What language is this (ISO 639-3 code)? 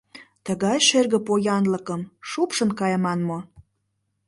chm